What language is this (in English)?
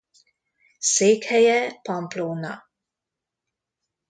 Hungarian